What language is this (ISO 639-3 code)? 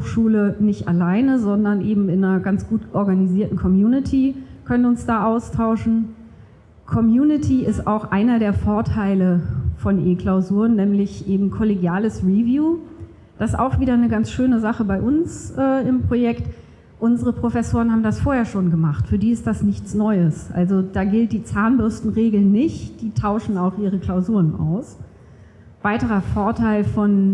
deu